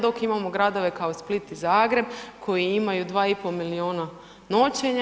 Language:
Croatian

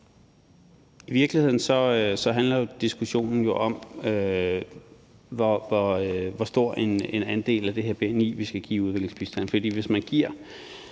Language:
Danish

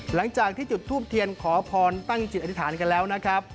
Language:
Thai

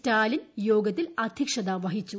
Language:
Malayalam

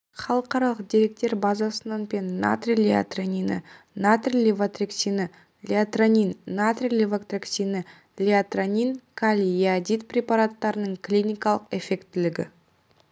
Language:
Kazakh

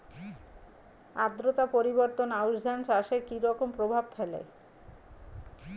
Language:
Bangla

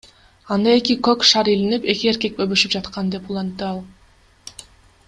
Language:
Kyrgyz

